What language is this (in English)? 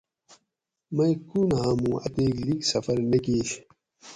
Gawri